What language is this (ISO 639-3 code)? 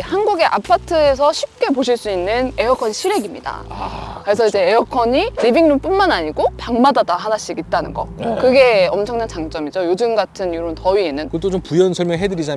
kor